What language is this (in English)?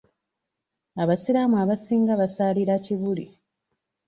Ganda